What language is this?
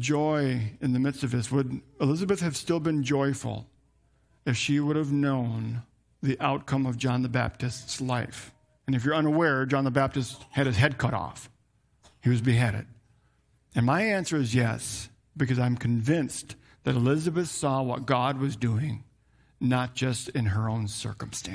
English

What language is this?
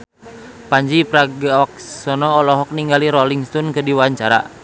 Sundanese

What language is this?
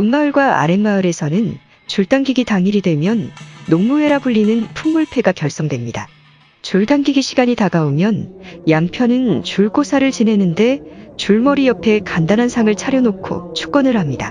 Korean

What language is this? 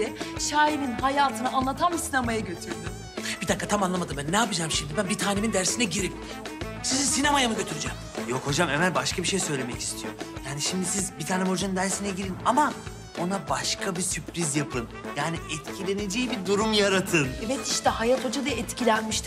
Turkish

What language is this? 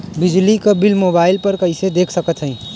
Bhojpuri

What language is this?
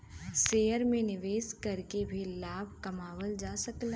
Bhojpuri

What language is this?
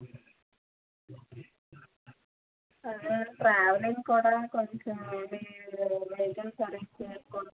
Telugu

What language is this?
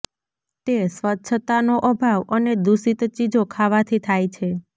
Gujarati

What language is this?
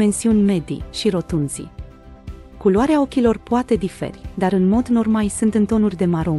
Romanian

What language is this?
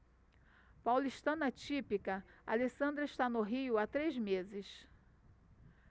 Portuguese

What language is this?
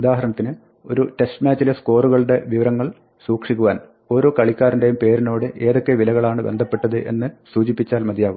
Malayalam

